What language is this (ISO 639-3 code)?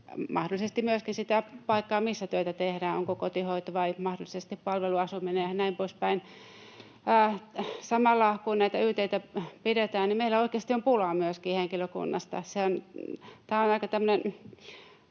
fin